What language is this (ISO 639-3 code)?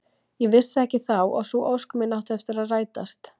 isl